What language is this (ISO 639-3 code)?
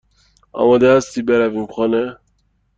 fas